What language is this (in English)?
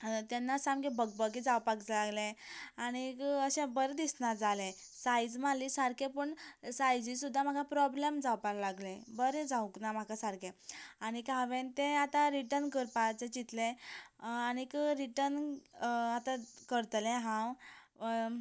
Konkani